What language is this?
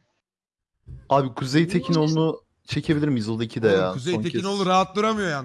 Turkish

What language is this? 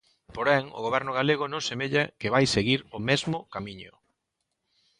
Galician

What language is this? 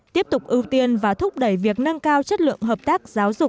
Vietnamese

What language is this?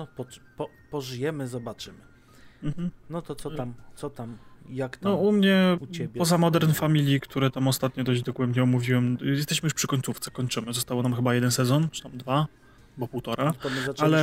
Polish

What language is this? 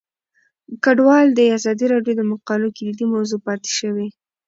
Pashto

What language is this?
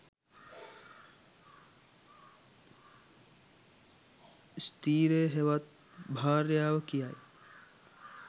Sinhala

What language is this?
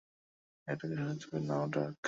Bangla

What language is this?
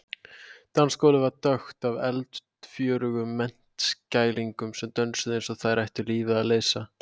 Icelandic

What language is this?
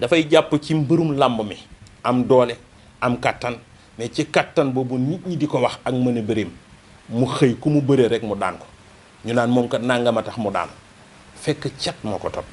Indonesian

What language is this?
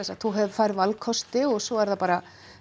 Icelandic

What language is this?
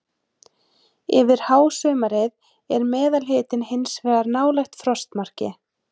Icelandic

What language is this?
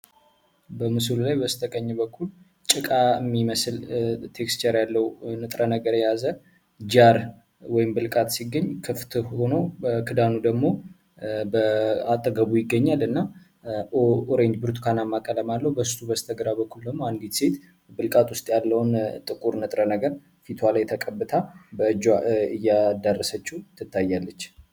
Amharic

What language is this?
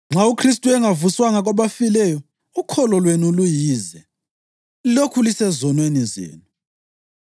North Ndebele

